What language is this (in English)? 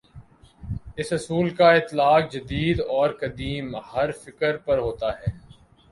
Urdu